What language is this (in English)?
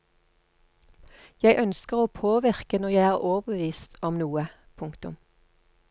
Norwegian